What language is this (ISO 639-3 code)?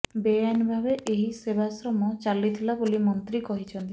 ori